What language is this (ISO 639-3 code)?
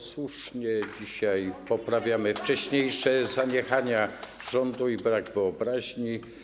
pol